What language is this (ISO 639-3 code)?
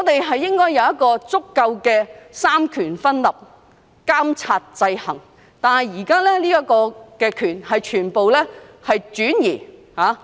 yue